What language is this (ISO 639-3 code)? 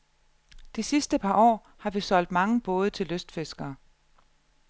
dan